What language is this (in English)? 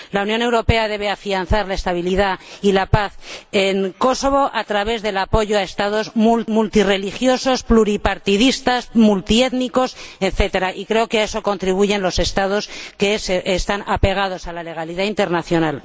Spanish